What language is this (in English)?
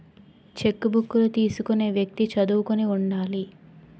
Telugu